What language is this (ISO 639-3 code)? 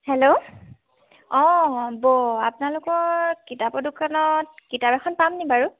asm